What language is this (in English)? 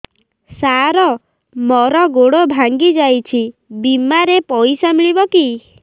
Odia